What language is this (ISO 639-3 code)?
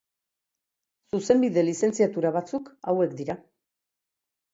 eus